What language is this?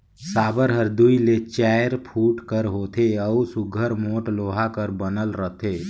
Chhattisgarhi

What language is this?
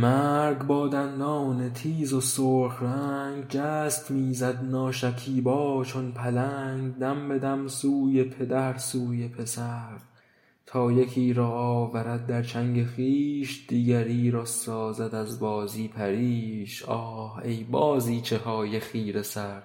Persian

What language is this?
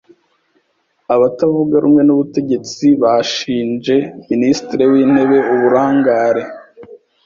Kinyarwanda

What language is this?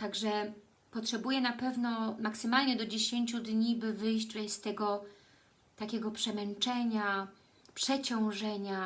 Polish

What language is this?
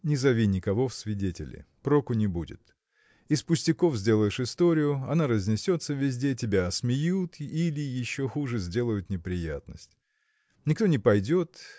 Russian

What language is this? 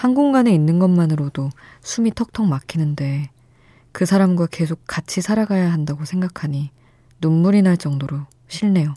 Korean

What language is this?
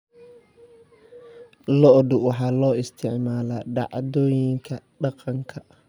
Somali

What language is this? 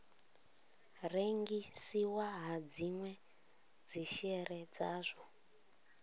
Venda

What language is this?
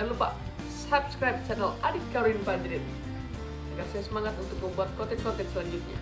Indonesian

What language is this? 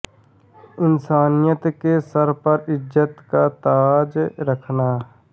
Hindi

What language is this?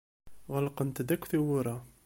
Kabyle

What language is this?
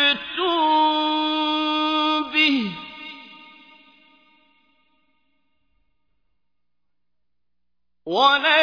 Arabic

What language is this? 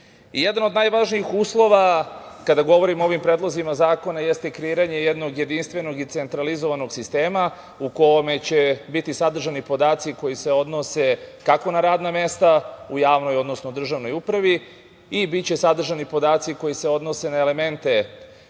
Serbian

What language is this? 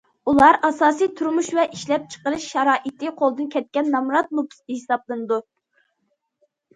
Uyghur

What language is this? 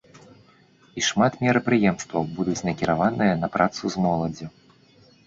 Belarusian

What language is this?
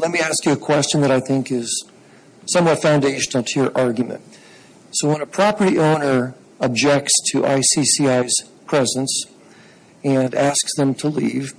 English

